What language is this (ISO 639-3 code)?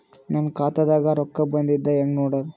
kan